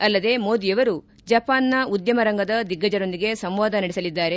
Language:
Kannada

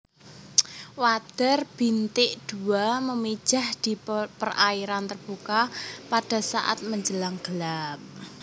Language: Javanese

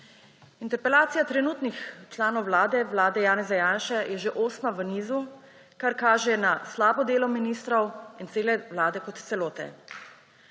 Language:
Slovenian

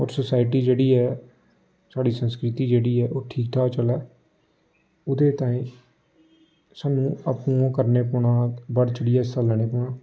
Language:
Dogri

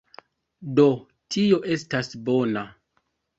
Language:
Esperanto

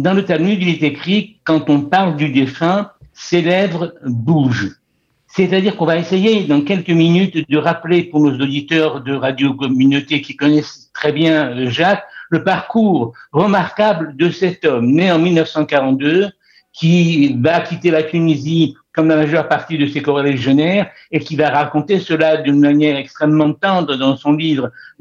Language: French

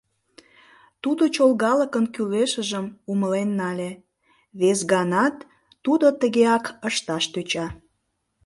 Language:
Mari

